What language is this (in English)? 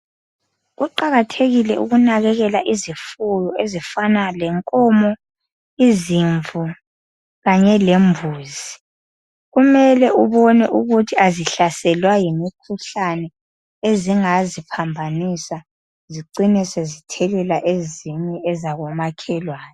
North Ndebele